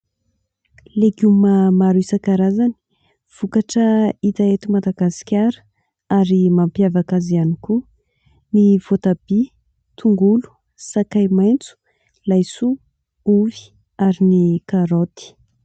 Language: Malagasy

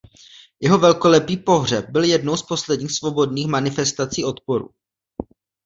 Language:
Czech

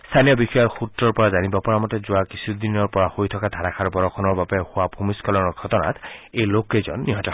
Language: Assamese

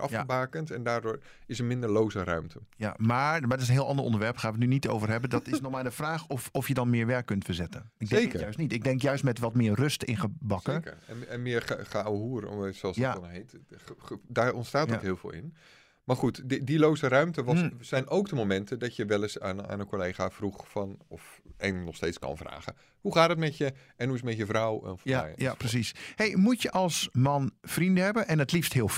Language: Dutch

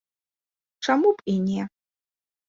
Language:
Belarusian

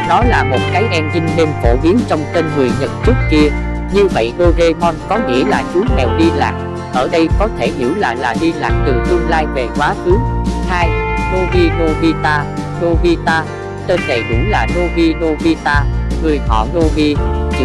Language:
Vietnamese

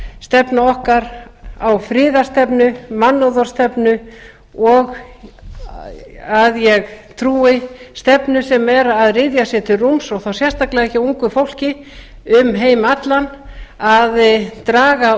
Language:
Icelandic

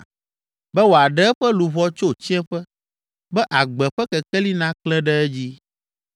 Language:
Ewe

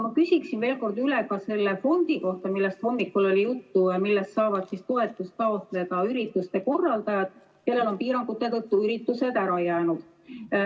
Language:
Estonian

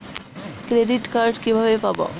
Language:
Bangla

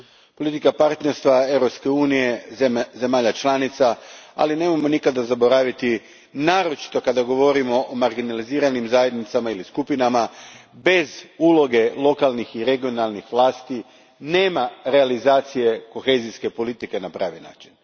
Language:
Croatian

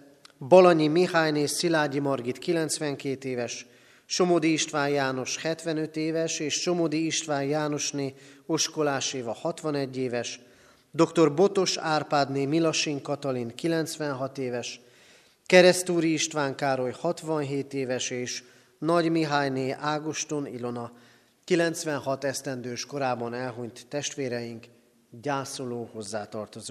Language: Hungarian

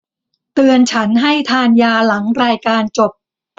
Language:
Thai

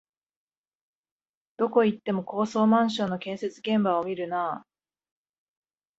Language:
Japanese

